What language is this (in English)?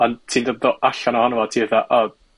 Welsh